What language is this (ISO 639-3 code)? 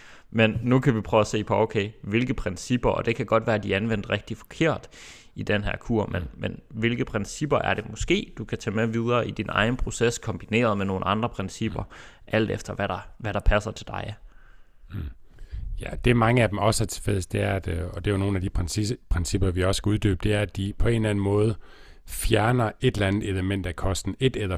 dan